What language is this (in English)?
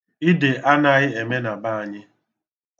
Igbo